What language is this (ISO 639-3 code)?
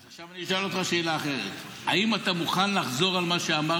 heb